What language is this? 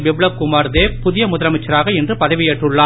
Tamil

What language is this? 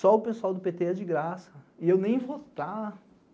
Portuguese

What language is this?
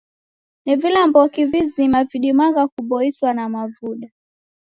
Taita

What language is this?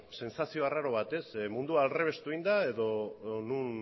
Basque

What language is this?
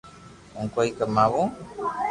Loarki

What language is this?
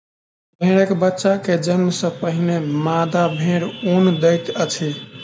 Maithili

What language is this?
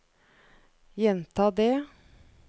Norwegian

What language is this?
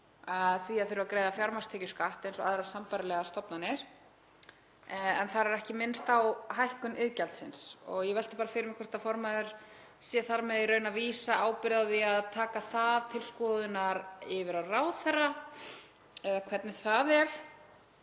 Icelandic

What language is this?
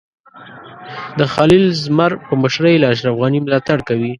Pashto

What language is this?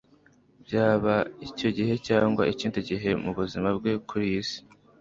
Kinyarwanda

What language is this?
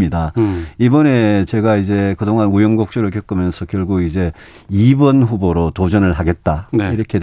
Korean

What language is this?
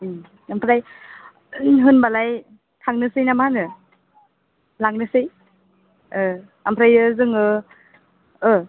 Bodo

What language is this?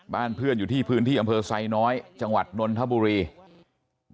Thai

